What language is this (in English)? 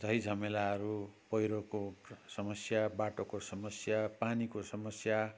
Nepali